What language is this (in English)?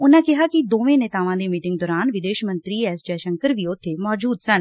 Punjabi